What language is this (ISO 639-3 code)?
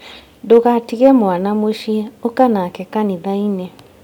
kik